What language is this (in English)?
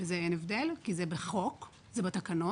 Hebrew